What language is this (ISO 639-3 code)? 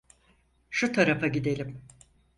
tur